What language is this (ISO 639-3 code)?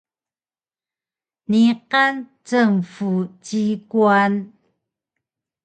trv